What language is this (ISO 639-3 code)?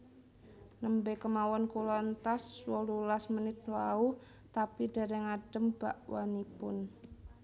jav